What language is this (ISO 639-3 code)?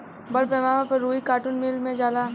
bho